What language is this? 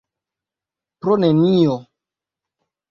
Esperanto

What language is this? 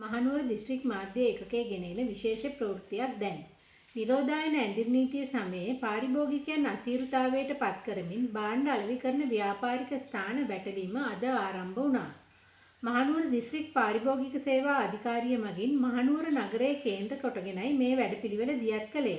Hindi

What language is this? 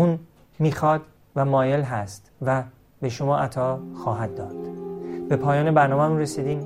Persian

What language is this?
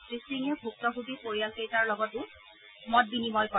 Assamese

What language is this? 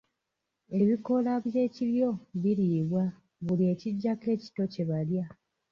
Ganda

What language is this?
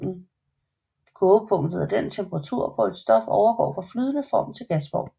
Danish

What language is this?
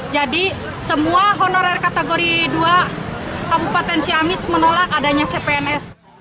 Indonesian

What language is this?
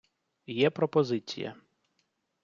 Ukrainian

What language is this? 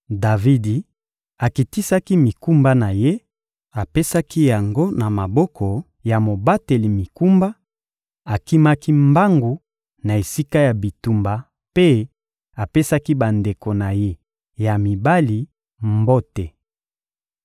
Lingala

